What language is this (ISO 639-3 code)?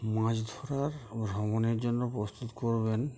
ben